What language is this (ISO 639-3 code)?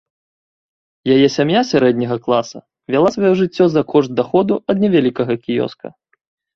bel